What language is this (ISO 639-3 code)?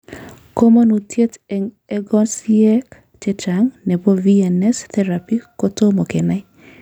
kln